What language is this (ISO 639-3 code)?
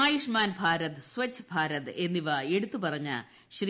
mal